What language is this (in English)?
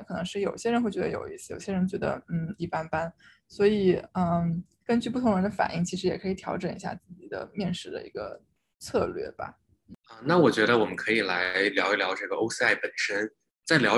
Chinese